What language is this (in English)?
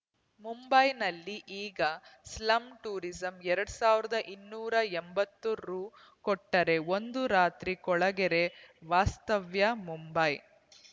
Kannada